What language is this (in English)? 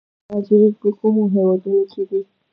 Pashto